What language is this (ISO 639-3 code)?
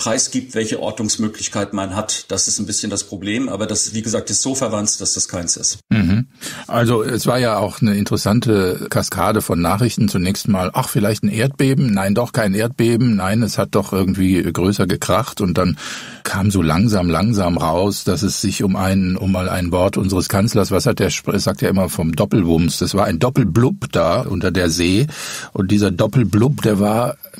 deu